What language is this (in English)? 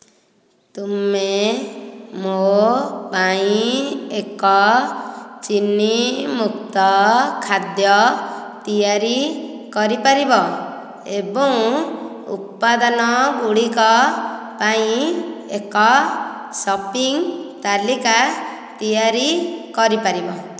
Odia